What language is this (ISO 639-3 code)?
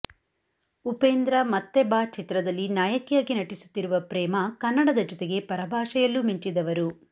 kan